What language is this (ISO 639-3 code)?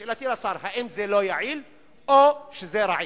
heb